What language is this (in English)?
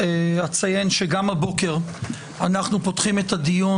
Hebrew